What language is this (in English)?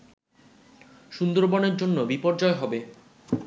Bangla